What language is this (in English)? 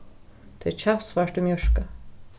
Faroese